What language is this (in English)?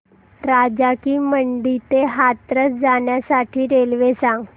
Marathi